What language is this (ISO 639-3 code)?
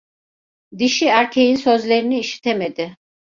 tur